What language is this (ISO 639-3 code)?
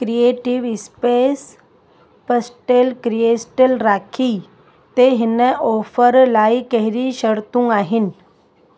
snd